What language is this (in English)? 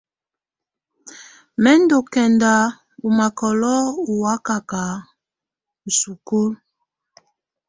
Tunen